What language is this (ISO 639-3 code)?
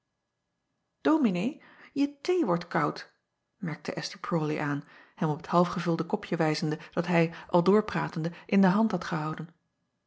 nld